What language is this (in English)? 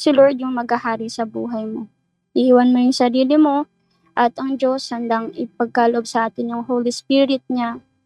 Filipino